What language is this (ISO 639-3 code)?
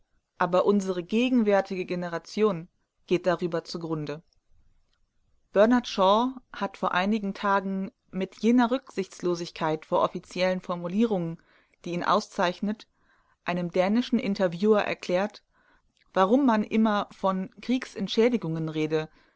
deu